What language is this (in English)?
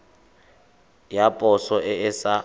Tswana